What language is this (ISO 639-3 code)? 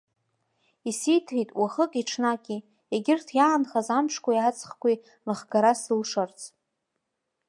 abk